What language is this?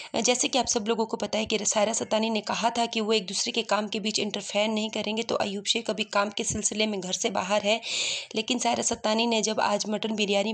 Hindi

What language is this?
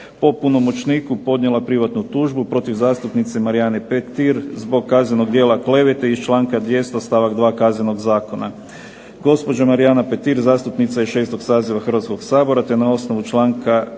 Croatian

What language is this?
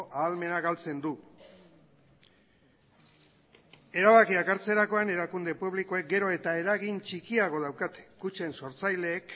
Basque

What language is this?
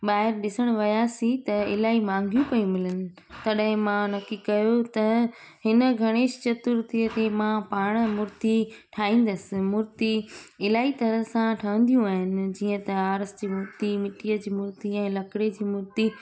Sindhi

